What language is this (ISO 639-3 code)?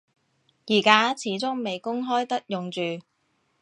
yue